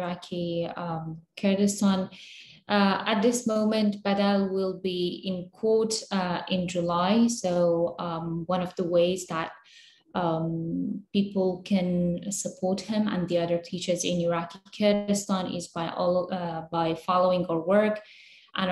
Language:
English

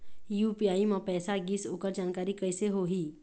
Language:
Chhattisgarhi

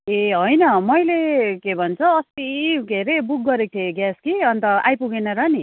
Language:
Nepali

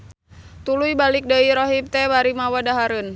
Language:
Sundanese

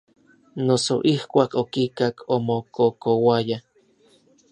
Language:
Orizaba Nahuatl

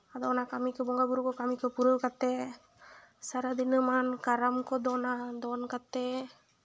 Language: Santali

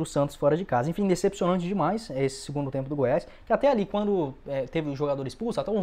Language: Portuguese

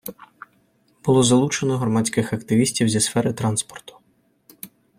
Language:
Ukrainian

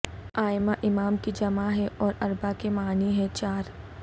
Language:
Urdu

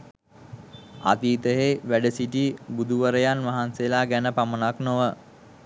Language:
Sinhala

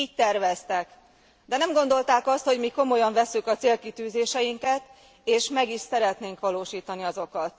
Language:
Hungarian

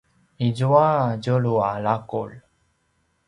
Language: Paiwan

